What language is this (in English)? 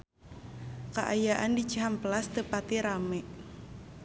Sundanese